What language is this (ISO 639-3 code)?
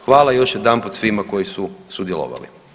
hrv